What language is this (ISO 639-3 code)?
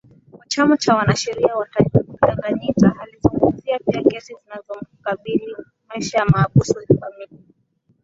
swa